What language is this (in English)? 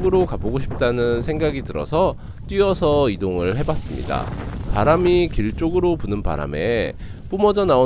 Korean